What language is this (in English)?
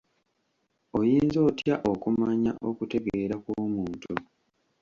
Ganda